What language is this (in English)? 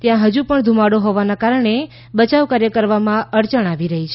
Gujarati